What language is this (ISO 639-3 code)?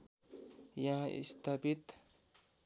nep